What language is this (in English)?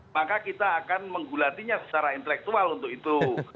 Indonesian